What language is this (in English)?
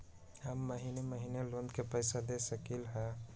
Magahi